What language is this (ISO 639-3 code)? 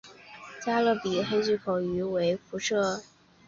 zho